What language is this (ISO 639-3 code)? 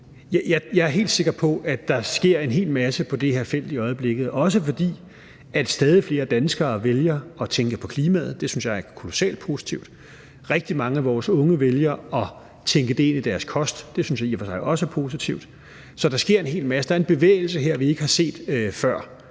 dan